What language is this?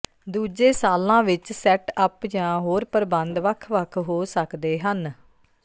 Punjabi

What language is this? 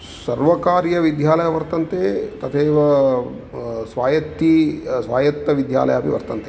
Sanskrit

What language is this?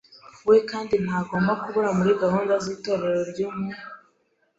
Kinyarwanda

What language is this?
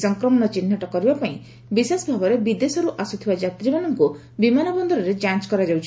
Odia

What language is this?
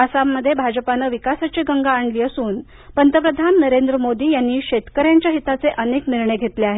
Marathi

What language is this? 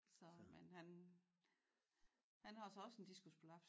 Danish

